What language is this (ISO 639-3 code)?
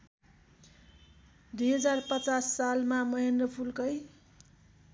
nep